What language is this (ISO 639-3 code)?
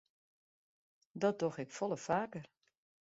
fry